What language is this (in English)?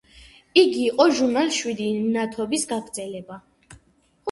Georgian